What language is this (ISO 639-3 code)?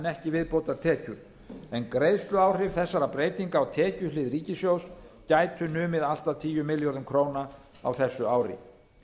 isl